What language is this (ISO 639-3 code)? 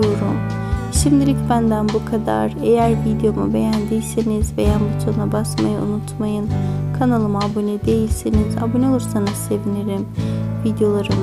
tur